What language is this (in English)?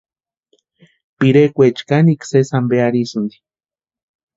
Western Highland Purepecha